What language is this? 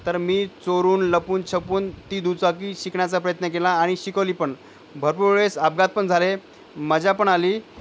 Marathi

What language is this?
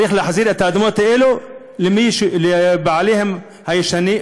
Hebrew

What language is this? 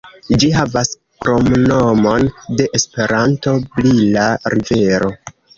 Esperanto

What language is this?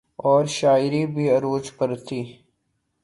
Urdu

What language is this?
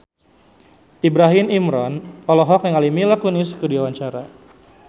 Sundanese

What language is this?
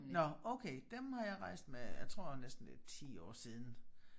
Danish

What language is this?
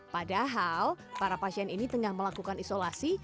Indonesian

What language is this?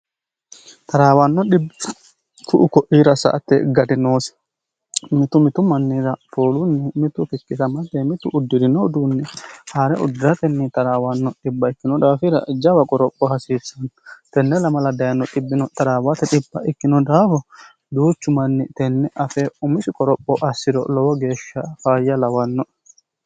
Sidamo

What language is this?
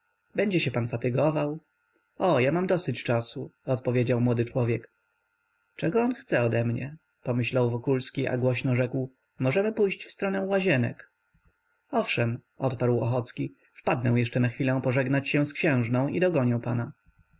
Polish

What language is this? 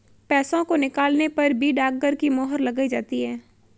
Hindi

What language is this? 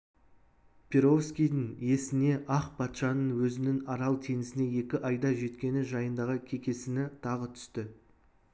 Kazakh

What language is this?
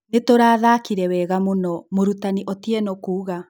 Kikuyu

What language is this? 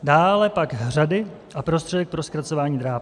Czech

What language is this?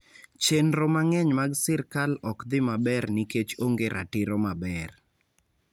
Luo (Kenya and Tanzania)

